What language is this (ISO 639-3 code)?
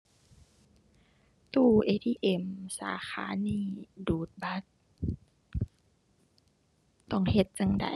tha